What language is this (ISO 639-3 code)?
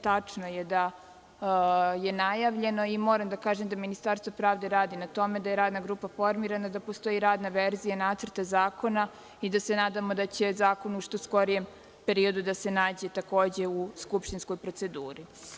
srp